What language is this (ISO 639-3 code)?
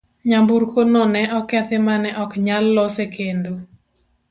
luo